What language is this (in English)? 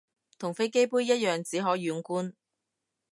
Cantonese